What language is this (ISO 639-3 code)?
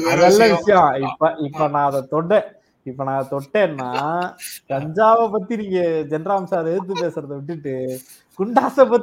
tam